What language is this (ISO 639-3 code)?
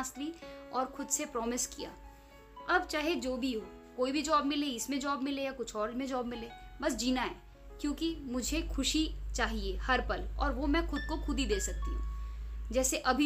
hin